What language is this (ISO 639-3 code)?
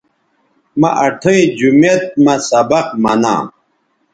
btv